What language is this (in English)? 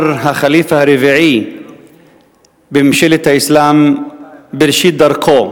Hebrew